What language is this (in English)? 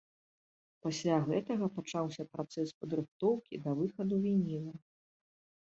Belarusian